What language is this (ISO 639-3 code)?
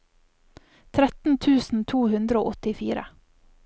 nor